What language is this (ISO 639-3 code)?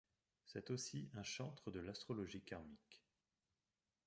fra